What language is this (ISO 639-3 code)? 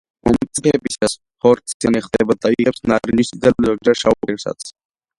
kat